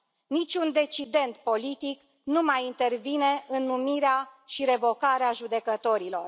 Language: Romanian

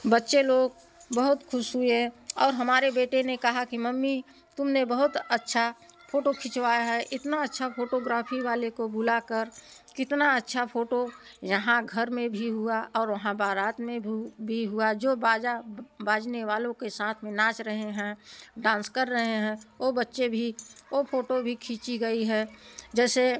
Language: Hindi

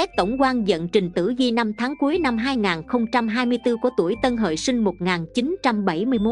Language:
Vietnamese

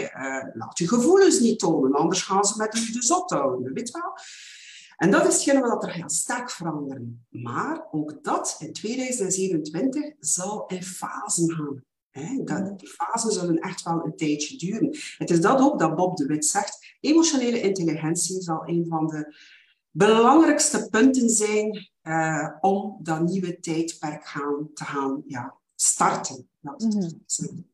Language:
Dutch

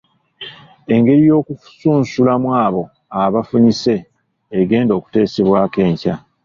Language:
Ganda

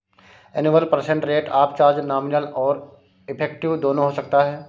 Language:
Hindi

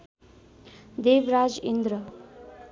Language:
Nepali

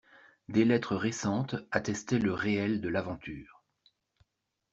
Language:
French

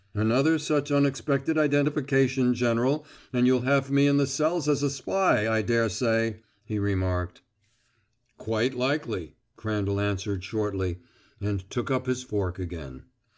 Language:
English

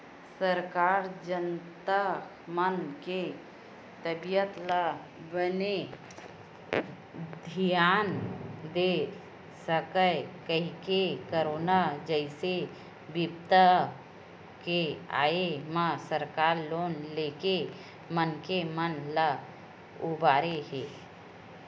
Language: Chhattisgarhi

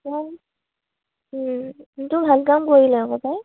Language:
Assamese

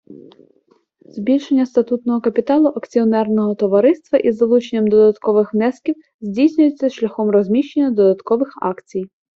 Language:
Ukrainian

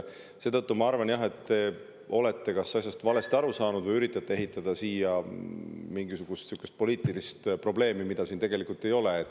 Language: Estonian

